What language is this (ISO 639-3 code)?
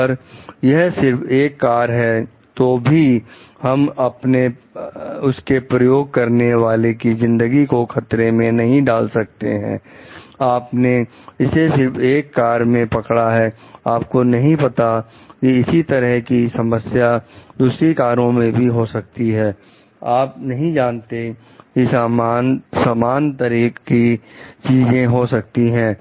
hin